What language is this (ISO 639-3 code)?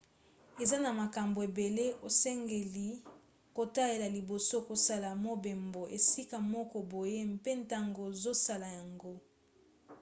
lin